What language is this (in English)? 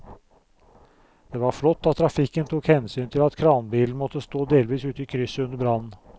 Norwegian